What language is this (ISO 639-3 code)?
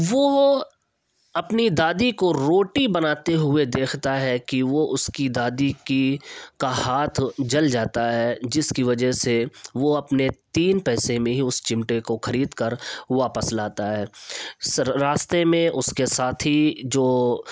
urd